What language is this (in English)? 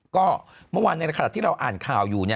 Thai